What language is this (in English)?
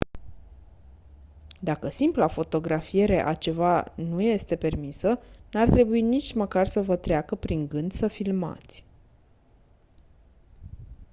Romanian